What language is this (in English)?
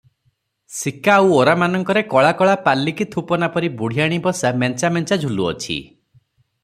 Odia